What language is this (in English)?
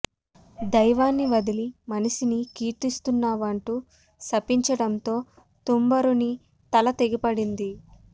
Telugu